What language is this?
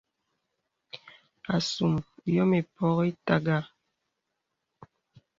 Bebele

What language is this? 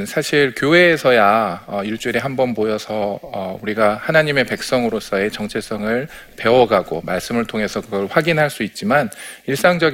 Korean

